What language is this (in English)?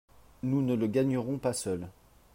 French